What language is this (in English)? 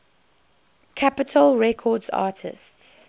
English